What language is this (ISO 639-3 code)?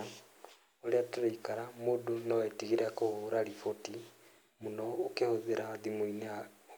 kik